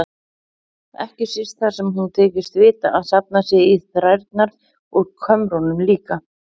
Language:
Icelandic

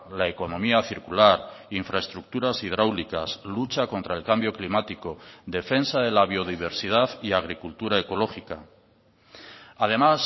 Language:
Spanish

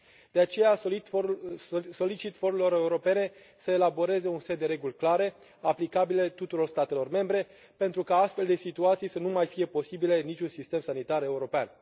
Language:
Romanian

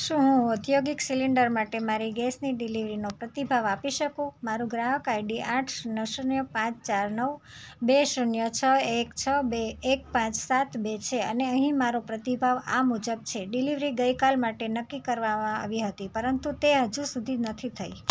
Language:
Gujarati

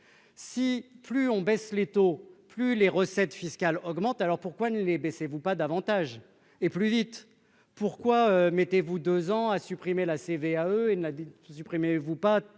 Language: French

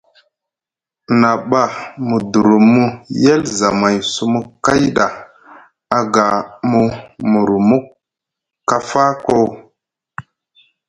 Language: Musgu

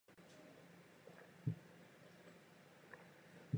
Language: Czech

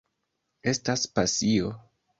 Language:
Esperanto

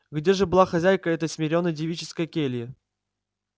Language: Russian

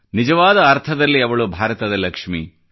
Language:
Kannada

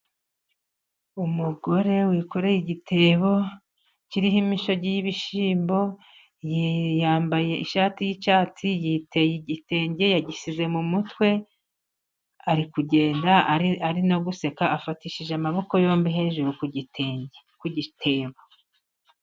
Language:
Kinyarwanda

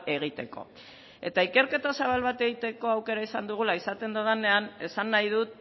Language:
Basque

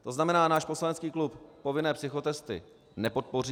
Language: Czech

